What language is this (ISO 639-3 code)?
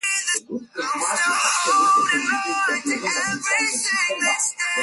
swa